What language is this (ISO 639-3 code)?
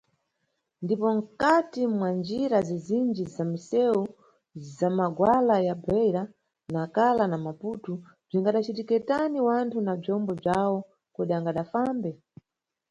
nyu